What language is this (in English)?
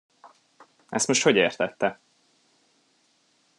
Hungarian